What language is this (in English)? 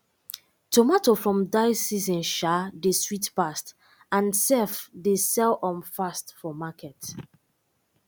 Nigerian Pidgin